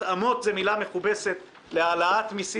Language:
Hebrew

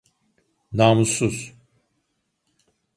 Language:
Turkish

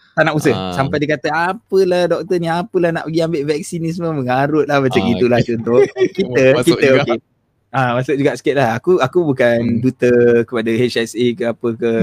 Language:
Malay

